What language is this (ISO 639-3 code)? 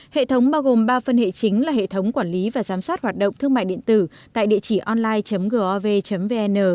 vie